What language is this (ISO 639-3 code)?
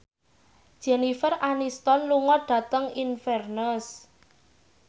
jav